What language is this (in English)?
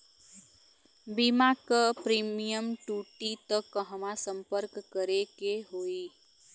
Bhojpuri